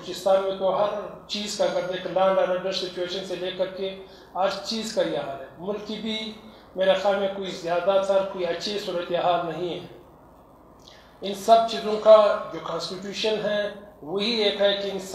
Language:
Romanian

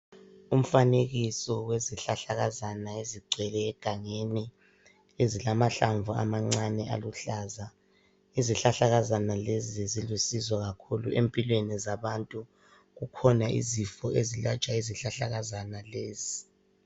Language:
North Ndebele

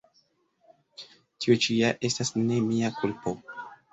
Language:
Esperanto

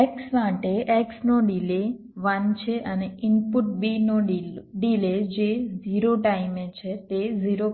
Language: Gujarati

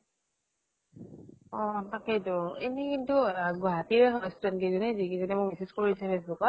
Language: Assamese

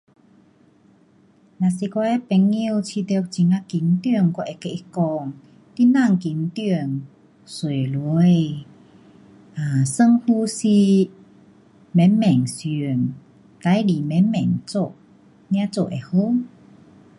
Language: Pu-Xian Chinese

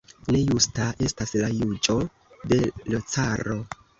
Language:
Esperanto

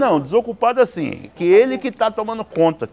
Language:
Portuguese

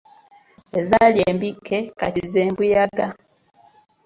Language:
Ganda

